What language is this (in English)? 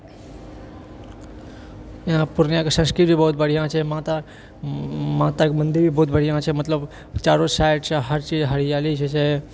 Maithili